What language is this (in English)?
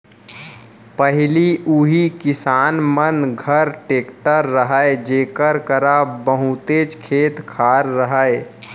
Chhattisgarhi